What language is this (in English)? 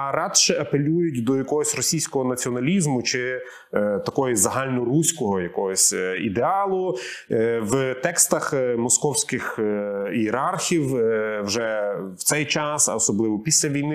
Ukrainian